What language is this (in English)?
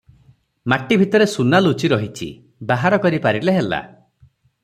Odia